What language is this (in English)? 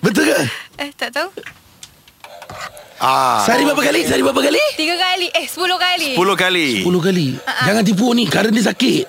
Malay